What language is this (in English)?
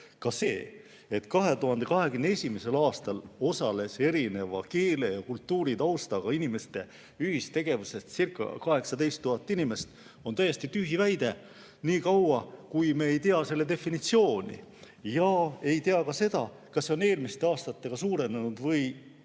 Estonian